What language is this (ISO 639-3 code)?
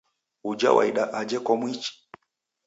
dav